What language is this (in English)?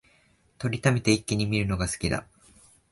Japanese